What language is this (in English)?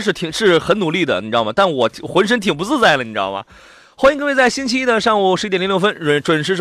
Chinese